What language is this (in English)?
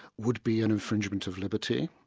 English